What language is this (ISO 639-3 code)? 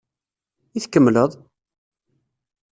kab